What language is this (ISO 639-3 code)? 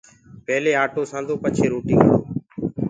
ggg